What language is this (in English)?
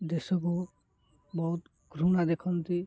Odia